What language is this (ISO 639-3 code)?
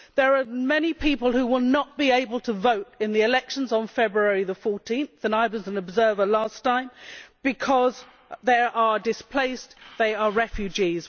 eng